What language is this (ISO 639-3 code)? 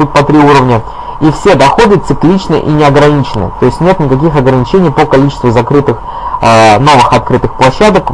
rus